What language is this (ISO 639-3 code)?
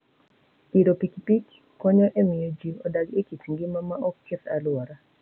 luo